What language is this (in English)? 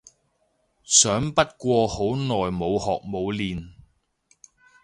Cantonese